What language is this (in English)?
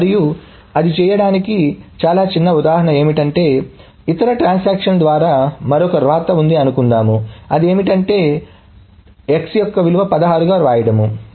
Telugu